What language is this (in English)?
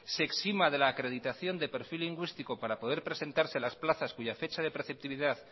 Spanish